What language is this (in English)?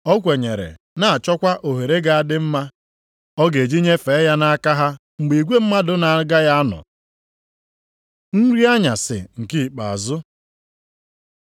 Igbo